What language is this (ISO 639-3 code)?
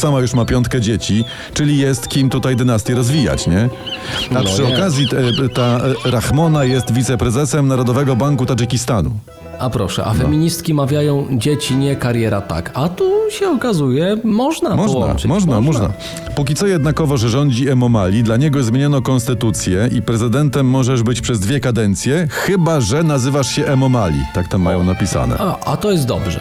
pol